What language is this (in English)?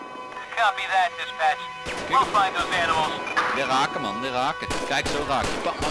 Dutch